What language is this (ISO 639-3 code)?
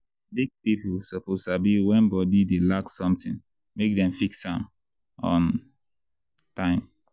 pcm